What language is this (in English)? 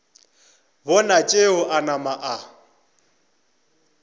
Northern Sotho